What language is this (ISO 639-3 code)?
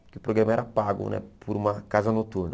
por